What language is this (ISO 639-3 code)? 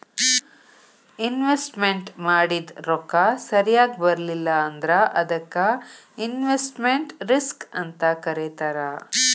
kan